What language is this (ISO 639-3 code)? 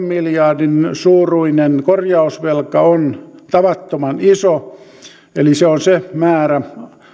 fin